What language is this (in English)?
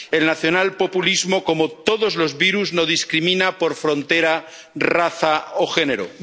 Spanish